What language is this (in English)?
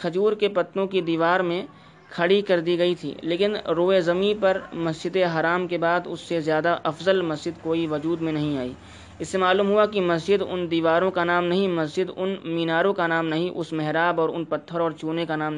Urdu